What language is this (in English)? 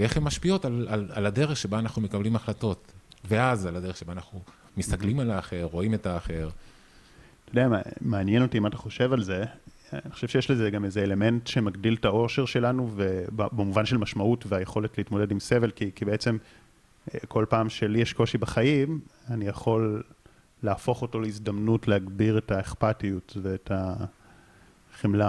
Hebrew